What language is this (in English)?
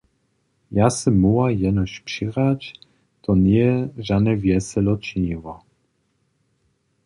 Upper Sorbian